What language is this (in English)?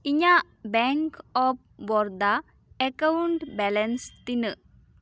Santali